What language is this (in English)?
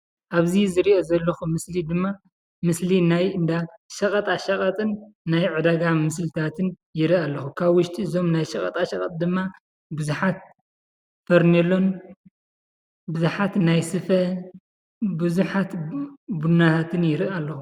Tigrinya